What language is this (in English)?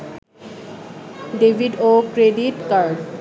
Bangla